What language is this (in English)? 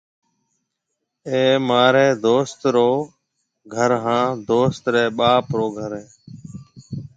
Marwari (Pakistan)